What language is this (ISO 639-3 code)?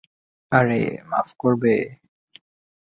ben